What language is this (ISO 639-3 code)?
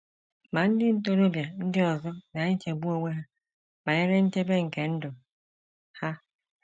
ibo